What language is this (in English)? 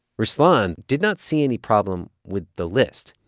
English